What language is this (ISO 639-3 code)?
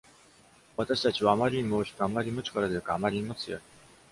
jpn